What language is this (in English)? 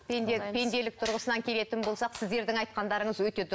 Kazakh